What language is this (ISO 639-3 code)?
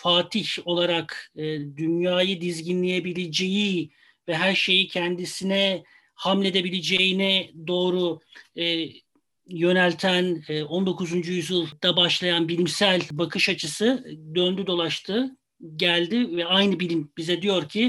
tur